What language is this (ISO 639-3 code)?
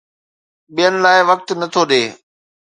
snd